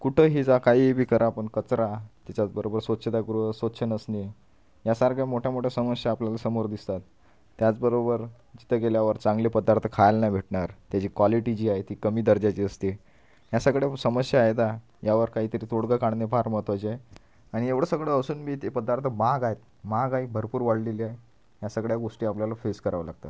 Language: Marathi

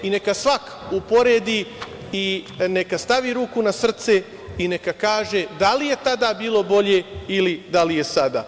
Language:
Serbian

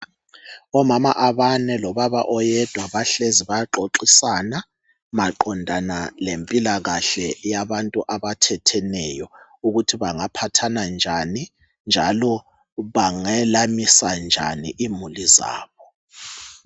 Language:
North Ndebele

